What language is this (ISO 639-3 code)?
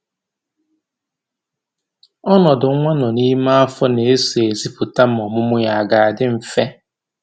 ibo